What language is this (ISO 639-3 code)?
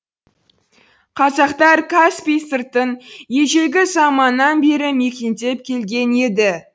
kaz